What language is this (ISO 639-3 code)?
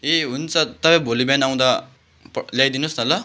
nep